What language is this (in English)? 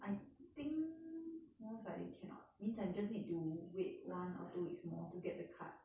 English